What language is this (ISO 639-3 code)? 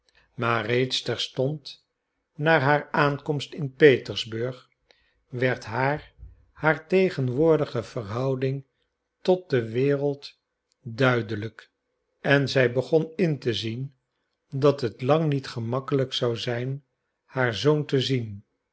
nld